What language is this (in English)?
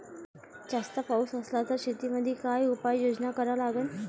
Marathi